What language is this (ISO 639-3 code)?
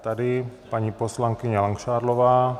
ces